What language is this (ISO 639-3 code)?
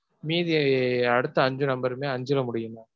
tam